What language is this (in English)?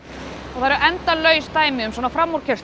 Icelandic